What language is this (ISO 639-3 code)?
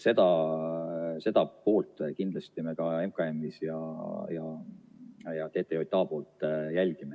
est